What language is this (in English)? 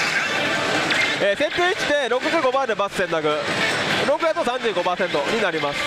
Japanese